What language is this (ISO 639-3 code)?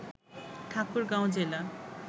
ben